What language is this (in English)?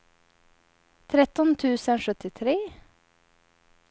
Swedish